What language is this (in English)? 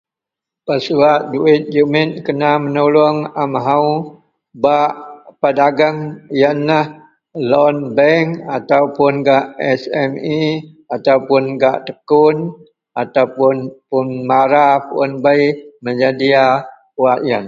Central Melanau